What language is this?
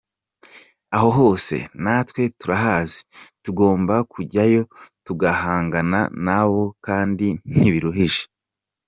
Kinyarwanda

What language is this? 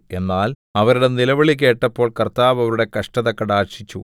Malayalam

